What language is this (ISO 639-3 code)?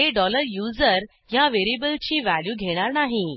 mar